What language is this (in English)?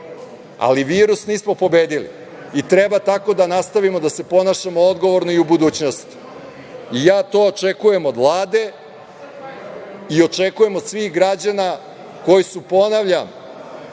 Serbian